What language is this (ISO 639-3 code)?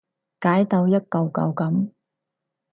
yue